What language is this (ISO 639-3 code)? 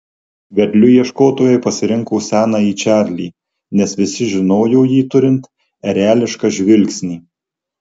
lit